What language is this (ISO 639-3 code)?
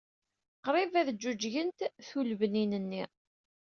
kab